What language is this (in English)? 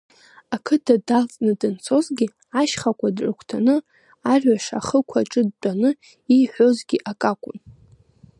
Abkhazian